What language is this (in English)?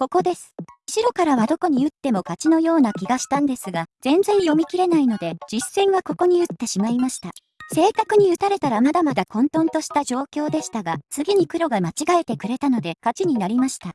Japanese